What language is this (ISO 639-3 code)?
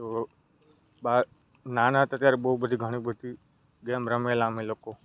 guj